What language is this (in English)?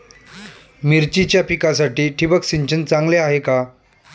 Marathi